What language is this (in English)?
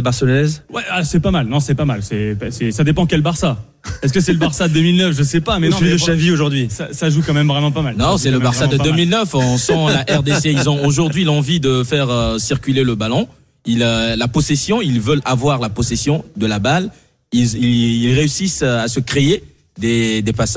French